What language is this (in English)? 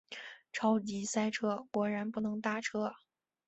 Chinese